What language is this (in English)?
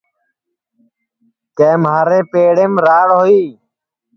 Sansi